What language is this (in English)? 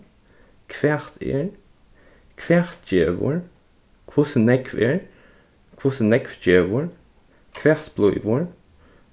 Faroese